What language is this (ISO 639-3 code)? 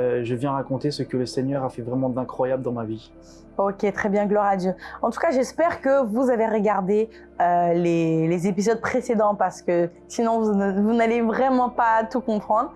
fra